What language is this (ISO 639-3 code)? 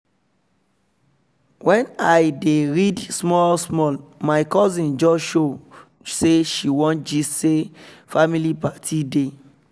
pcm